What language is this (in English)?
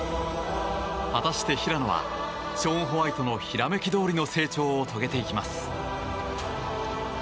Japanese